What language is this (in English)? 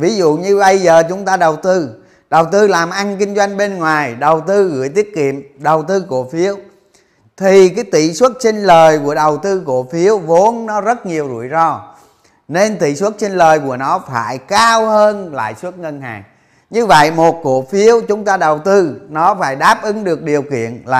Vietnamese